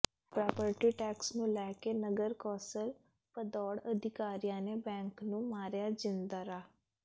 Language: Punjabi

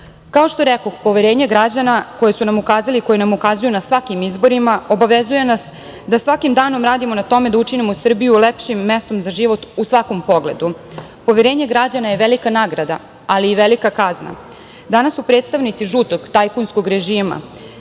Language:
Serbian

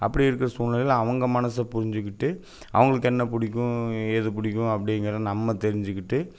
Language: Tamil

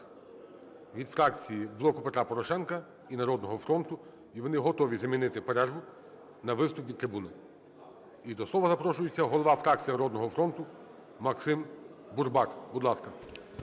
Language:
Ukrainian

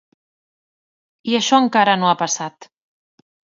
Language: Catalan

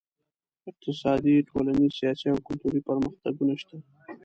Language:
Pashto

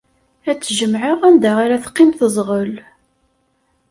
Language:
Kabyle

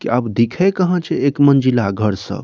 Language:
Maithili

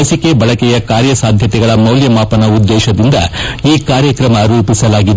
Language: Kannada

